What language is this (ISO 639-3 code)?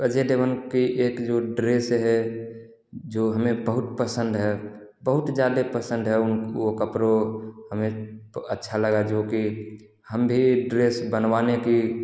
hin